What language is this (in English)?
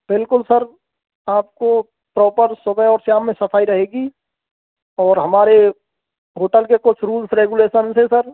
Hindi